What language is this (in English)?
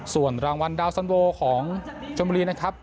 Thai